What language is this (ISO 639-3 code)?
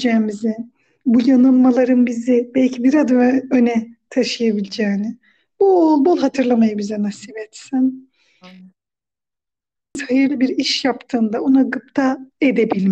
tur